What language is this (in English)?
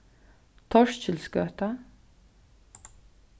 Faroese